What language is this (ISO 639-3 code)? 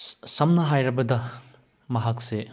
mni